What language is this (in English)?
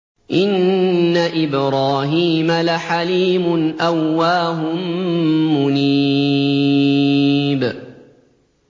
Arabic